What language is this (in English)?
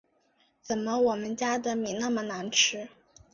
Chinese